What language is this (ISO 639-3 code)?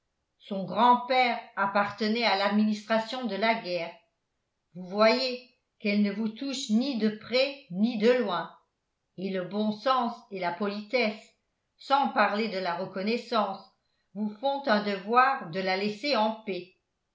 fra